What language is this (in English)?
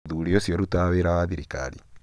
Kikuyu